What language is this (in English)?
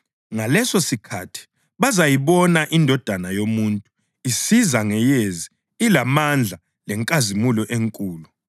North Ndebele